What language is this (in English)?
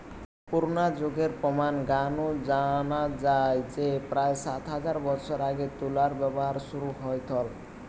Bangla